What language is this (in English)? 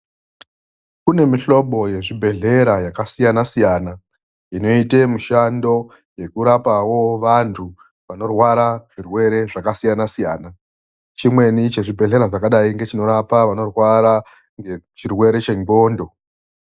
Ndau